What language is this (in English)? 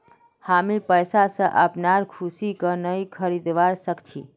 Magahi